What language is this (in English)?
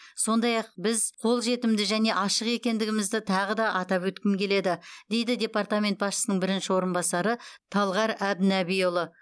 Kazakh